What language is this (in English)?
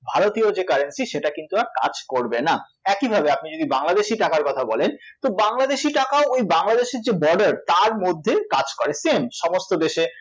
Bangla